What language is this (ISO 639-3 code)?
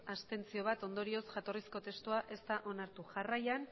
eus